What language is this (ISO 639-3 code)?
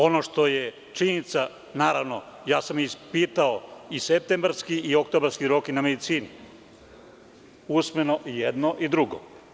srp